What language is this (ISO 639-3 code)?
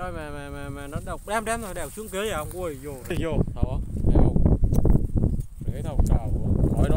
vie